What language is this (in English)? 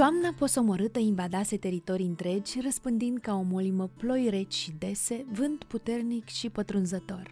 Romanian